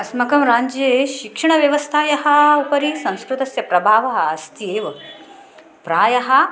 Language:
Sanskrit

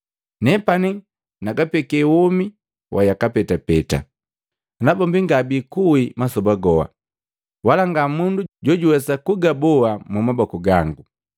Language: Matengo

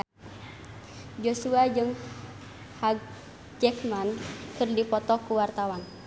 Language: Sundanese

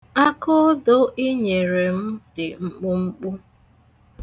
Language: Igbo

